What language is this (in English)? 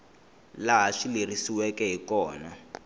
Tsonga